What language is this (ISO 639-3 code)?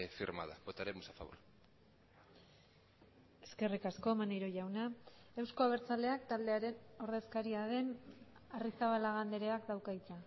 eus